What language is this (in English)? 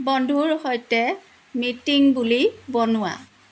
Assamese